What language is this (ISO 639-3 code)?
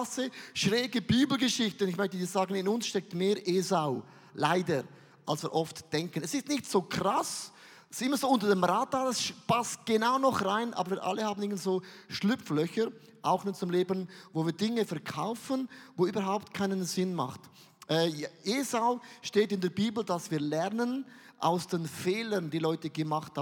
deu